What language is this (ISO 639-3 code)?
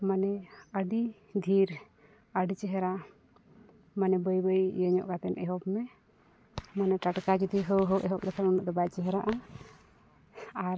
sat